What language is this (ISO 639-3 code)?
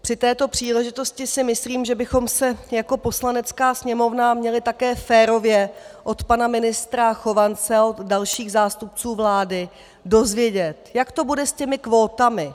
ces